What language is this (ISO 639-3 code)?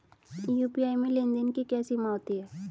hin